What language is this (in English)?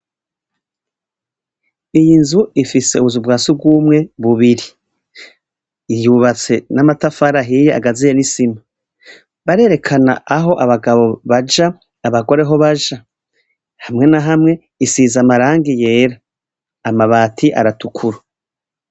Rundi